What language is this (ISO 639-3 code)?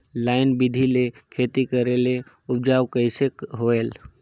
hne